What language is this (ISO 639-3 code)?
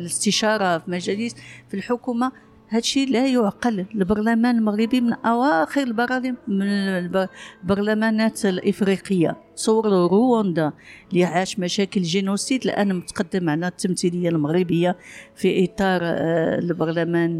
ara